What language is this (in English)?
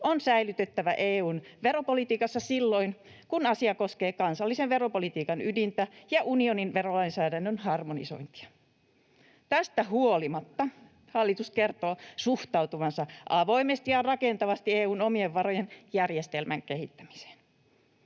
Finnish